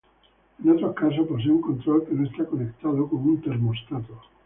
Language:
Spanish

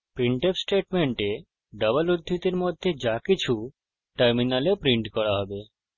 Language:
Bangla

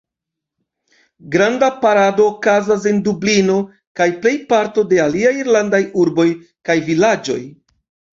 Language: Esperanto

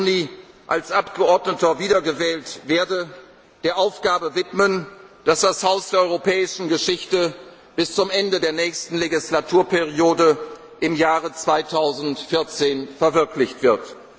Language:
German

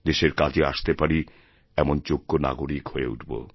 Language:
Bangla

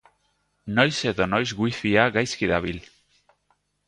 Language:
Basque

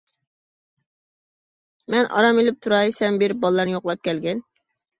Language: Uyghur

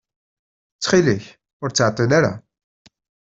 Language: Kabyle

